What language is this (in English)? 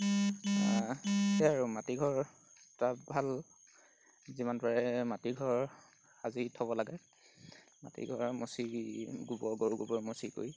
Assamese